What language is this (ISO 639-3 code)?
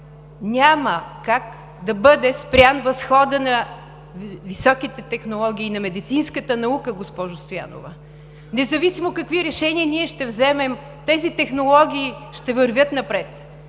bul